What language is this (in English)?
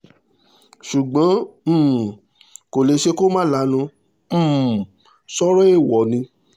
Yoruba